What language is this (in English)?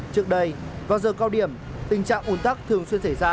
Vietnamese